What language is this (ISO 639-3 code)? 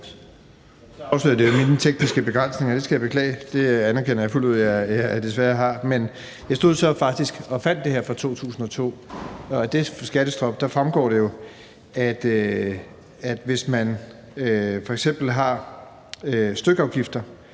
dan